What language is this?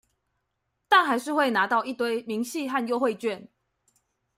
Chinese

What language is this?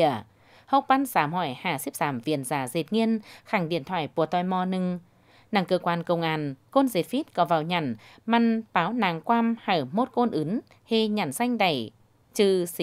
Vietnamese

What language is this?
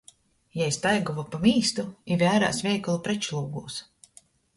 Latgalian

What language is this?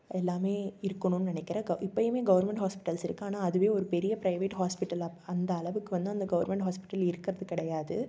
Tamil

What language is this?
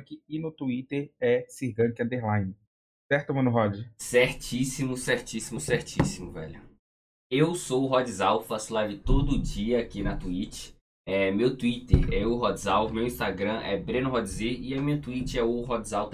Portuguese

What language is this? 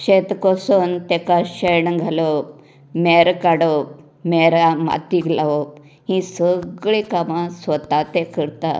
Konkani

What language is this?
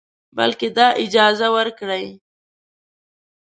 Pashto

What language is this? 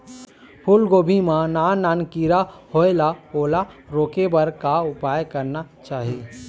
Chhattisgarhi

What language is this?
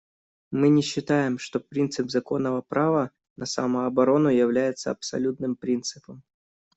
Russian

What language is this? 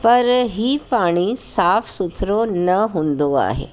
Sindhi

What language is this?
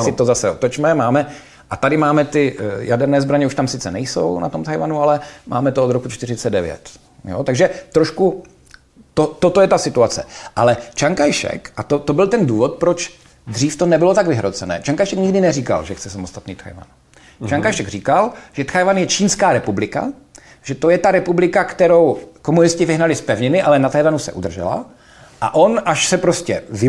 Czech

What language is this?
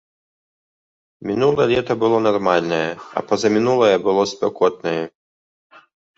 Belarusian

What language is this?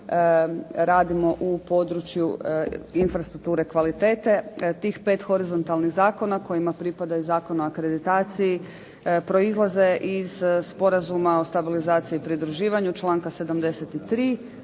Croatian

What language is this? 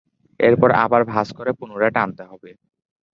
Bangla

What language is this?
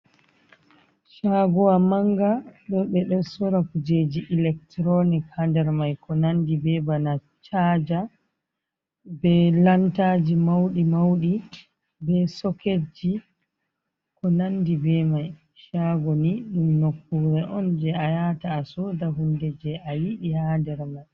Fula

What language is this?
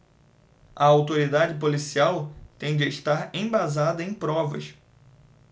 Portuguese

